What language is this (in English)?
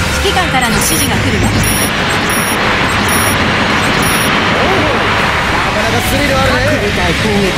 Japanese